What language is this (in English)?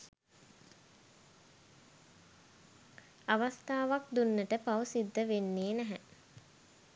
Sinhala